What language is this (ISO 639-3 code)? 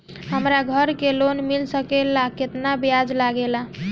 bho